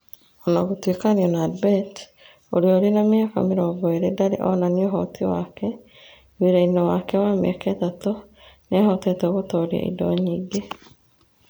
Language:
Kikuyu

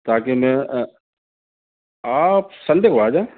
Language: Urdu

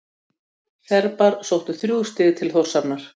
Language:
Icelandic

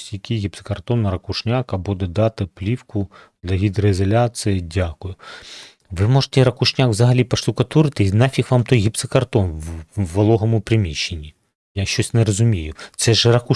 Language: Ukrainian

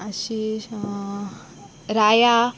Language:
Konkani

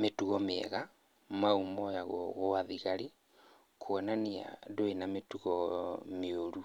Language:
Kikuyu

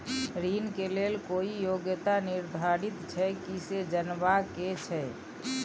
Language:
Maithili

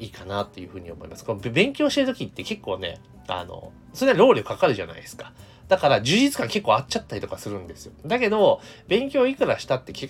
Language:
Japanese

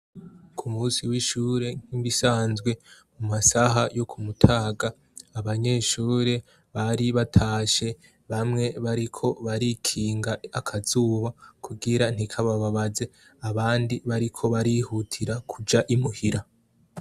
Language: Rundi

